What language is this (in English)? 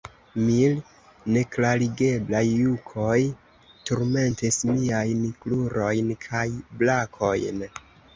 Esperanto